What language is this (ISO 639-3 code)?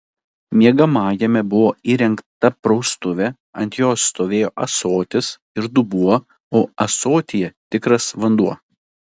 lit